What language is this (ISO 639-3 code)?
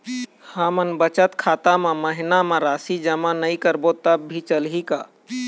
hne